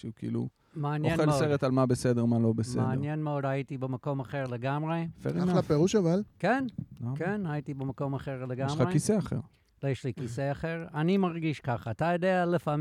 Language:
Hebrew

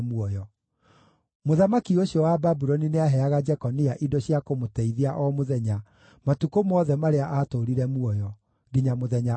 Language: Kikuyu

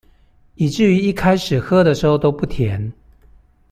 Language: Chinese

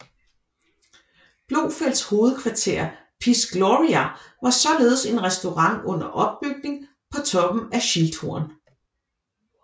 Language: Danish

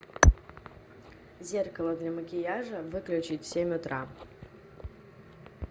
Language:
Russian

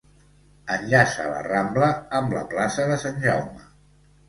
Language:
Catalan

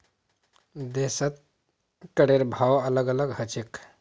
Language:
Magahi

